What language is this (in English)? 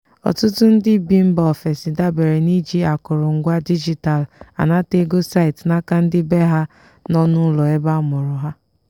Igbo